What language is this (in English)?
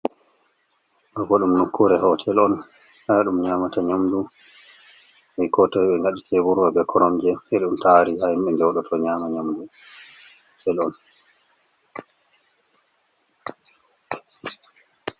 Fula